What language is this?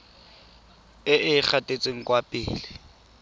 Tswana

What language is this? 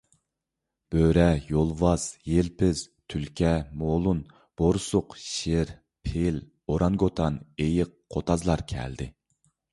Uyghur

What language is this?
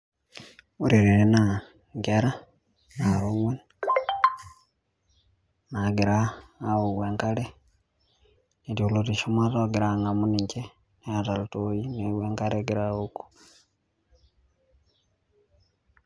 Masai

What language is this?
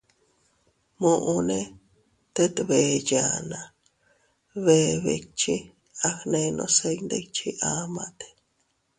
Teutila Cuicatec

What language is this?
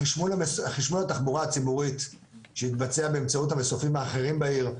Hebrew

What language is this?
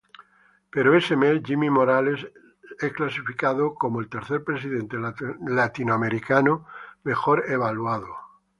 Spanish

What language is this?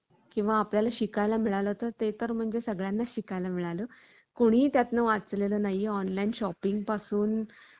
Marathi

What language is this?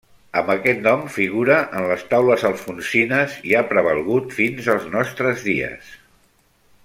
Catalan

